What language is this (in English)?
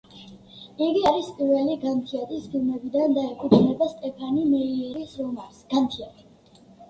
Georgian